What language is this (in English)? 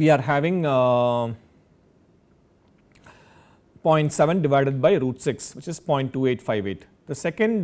English